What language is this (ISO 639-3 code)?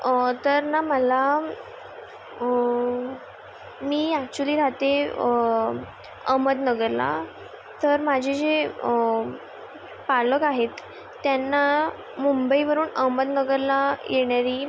mar